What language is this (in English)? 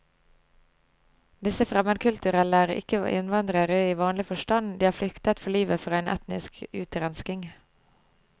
Norwegian